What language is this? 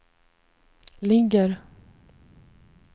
Swedish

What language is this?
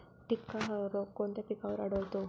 Marathi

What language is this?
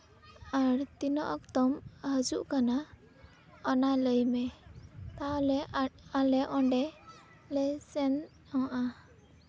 Santali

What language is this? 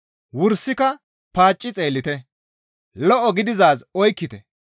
Gamo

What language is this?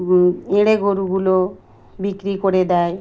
Bangla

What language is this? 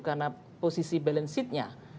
Indonesian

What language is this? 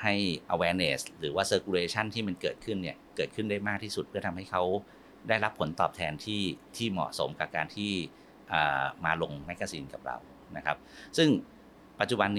Thai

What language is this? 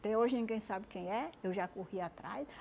Portuguese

